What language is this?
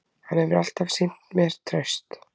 Icelandic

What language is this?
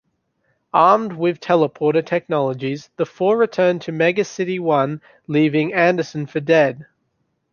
English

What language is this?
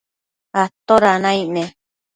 Matsés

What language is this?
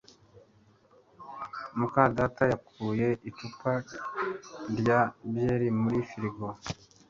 Kinyarwanda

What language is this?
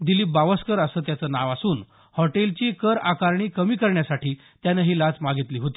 Marathi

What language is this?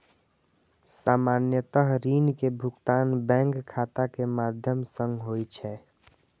Maithili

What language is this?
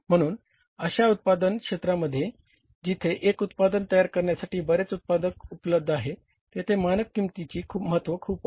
Marathi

